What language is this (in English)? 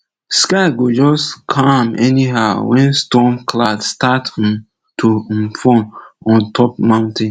Nigerian Pidgin